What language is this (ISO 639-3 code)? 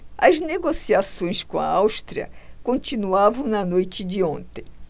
por